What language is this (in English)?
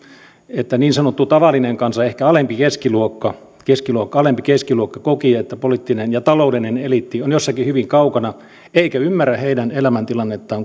Finnish